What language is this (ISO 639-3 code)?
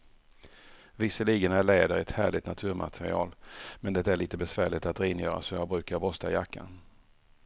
swe